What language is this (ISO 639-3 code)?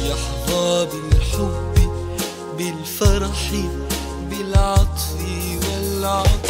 ara